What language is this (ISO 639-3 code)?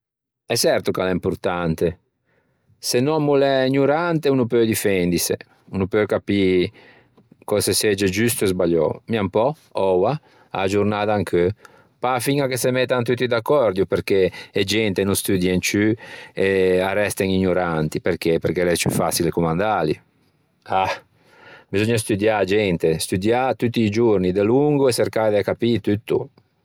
lij